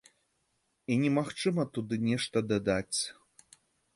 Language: Belarusian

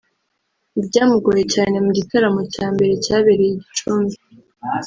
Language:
Kinyarwanda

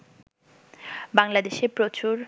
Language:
Bangla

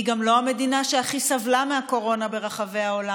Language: Hebrew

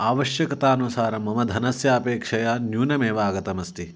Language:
Sanskrit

